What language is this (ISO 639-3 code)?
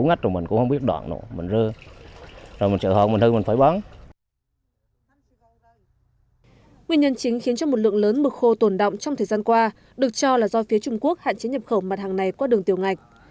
vie